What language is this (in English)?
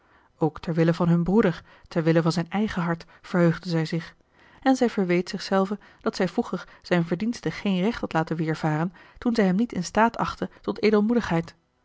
Dutch